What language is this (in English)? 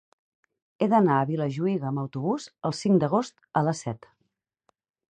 Catalan